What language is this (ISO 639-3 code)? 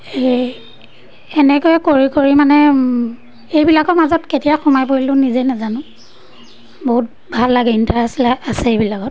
asm